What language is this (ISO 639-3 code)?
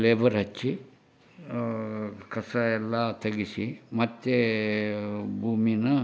kan